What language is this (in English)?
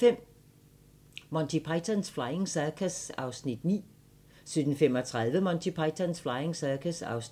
Danish